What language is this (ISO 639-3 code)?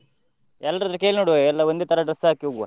kan